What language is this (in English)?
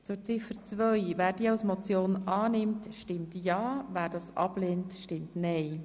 Swiss German